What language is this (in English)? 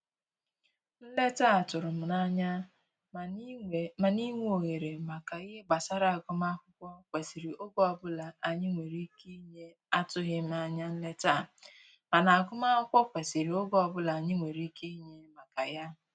Igbo